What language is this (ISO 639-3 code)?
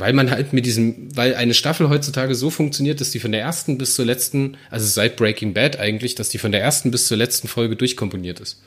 deu